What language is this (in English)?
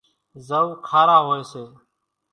Kachi Koli